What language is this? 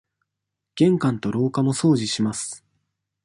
Japanese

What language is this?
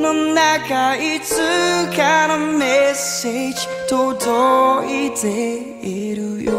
Japanese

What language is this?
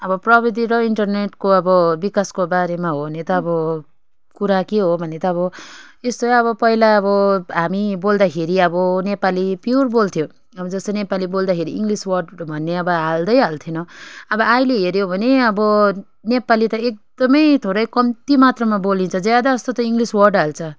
Nepali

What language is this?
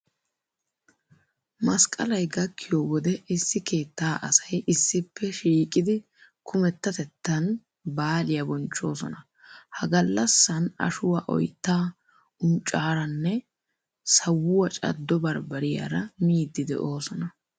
Wolaytta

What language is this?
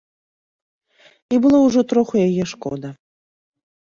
Belarusian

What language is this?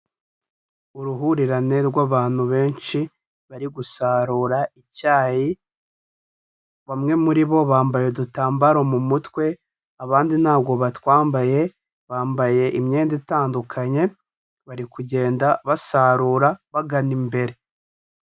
Kinyarwanda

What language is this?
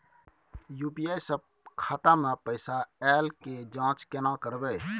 Maithili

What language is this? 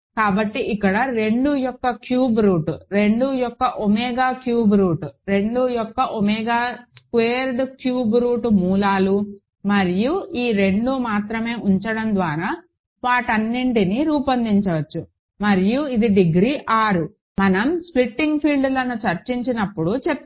Telugu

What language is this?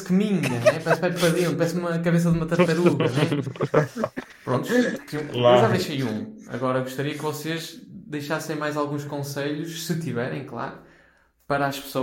Portuguese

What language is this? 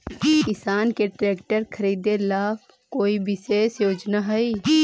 Magahi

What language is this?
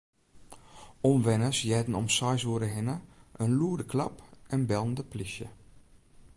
Western Frisian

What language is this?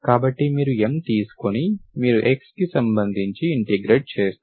Telugu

